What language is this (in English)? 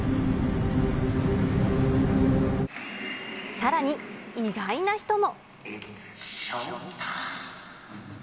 Japanese